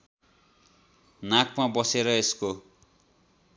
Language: Nepali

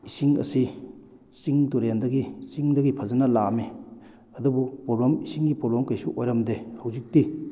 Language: Manipuri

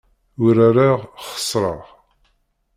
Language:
Kabyle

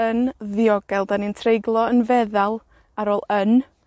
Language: Welsh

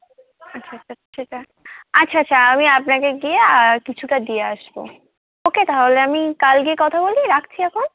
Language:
Bangla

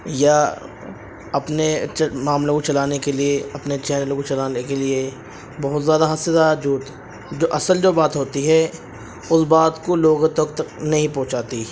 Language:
Urdu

